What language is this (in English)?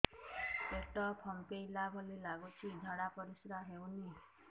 Odia